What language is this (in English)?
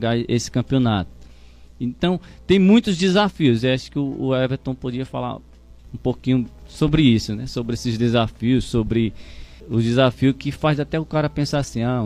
Portuguese